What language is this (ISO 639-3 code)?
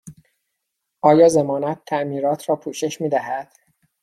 fas